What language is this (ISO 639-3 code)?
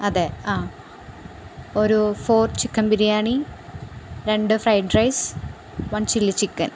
mal